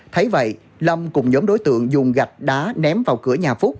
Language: Vietnamese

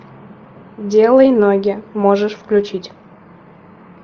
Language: Russian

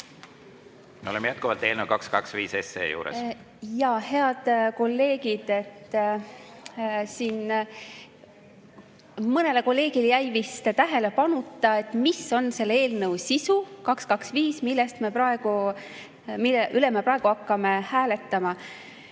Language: Estonian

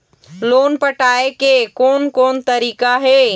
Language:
Chhattisgarhi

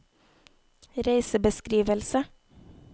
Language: Norwegian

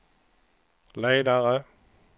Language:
Swedish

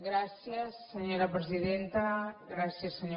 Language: Catalan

